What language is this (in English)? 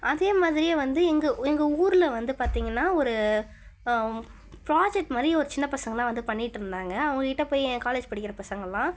Tamil